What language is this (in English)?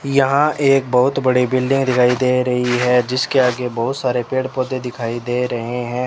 Hindi